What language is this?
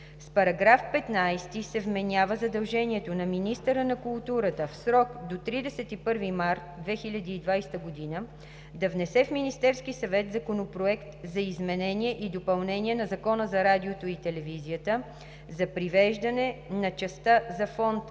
Bulgarian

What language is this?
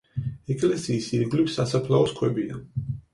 Georgian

